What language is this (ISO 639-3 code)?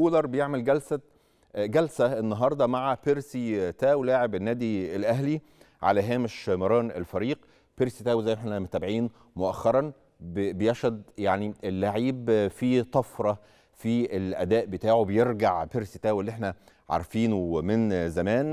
ara